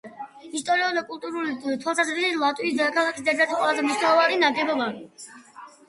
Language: Georgian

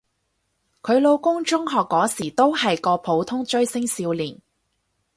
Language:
Cantonese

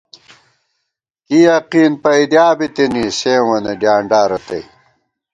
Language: Gawar-Bati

